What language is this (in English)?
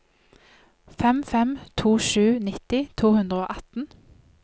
Norwegian